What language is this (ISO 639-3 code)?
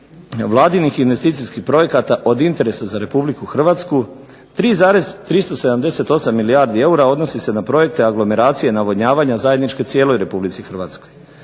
hrv